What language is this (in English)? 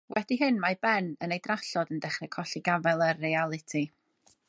Welsh